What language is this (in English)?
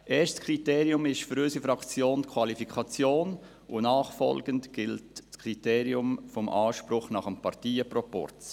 Swiss German